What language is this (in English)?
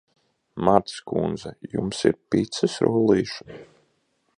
Latvian